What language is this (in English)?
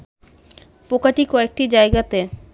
Bangla